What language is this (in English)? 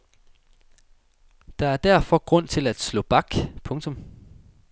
Danish